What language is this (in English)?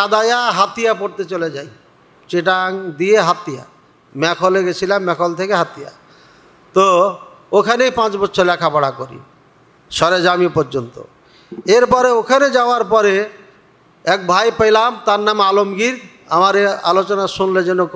Arabic